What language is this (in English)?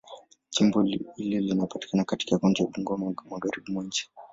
Swahili